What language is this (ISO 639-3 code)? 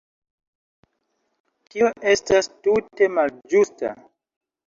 epo